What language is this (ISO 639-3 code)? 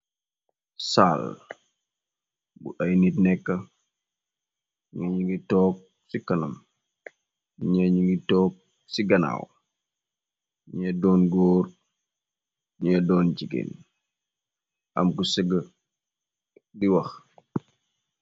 wol